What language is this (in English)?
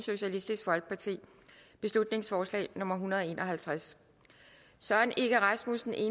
Danish